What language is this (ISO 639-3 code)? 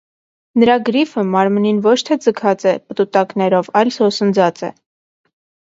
hye